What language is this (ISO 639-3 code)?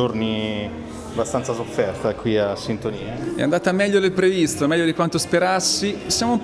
ita